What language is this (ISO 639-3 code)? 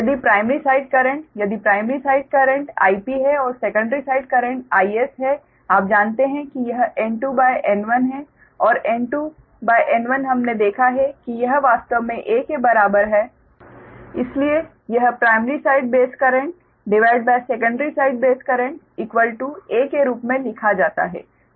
hin